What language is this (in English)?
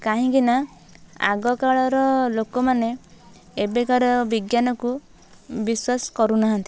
Odia